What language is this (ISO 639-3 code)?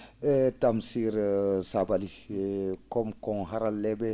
ful